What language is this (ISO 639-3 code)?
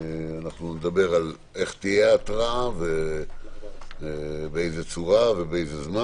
heb